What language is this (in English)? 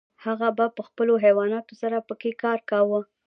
Pashto